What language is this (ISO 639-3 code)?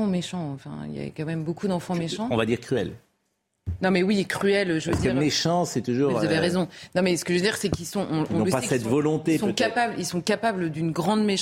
fra